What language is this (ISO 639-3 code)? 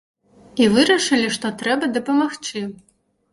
bel